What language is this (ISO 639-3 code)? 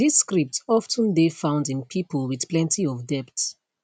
pcm